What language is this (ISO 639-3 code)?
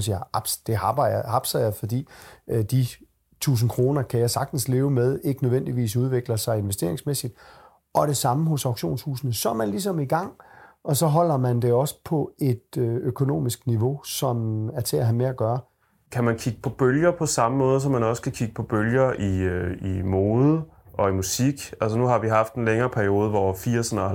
dan